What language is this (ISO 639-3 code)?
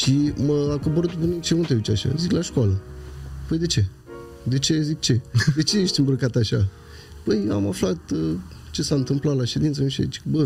ron